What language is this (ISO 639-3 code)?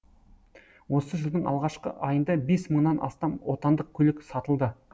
kaz